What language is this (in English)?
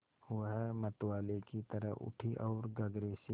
Hindi